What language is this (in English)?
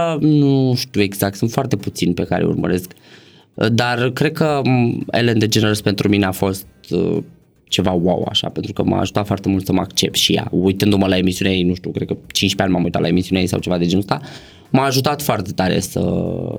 Romanian